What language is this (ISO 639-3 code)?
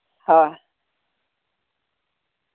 sat